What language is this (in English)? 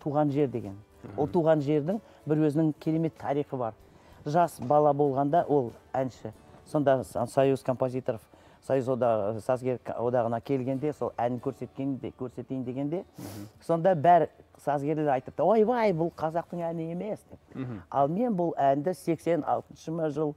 Turkish